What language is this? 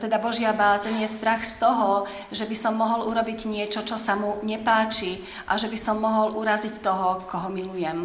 Slovak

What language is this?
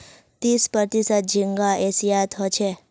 Magahi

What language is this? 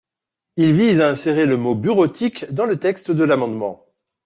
French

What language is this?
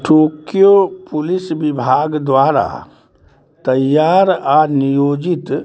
Maithili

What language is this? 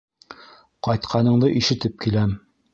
Bashkir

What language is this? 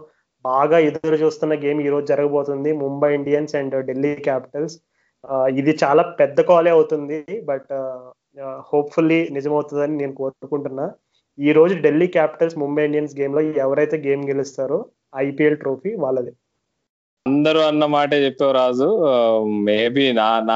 Telugu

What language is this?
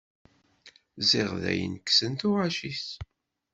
Kabyle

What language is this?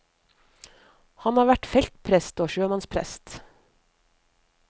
Norwegian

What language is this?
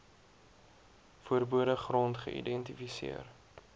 Afrikaans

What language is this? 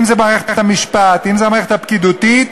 Hebrew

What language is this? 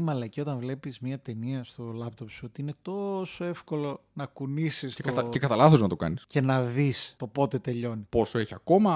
Greek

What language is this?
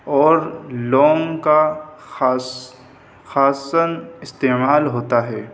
Urdu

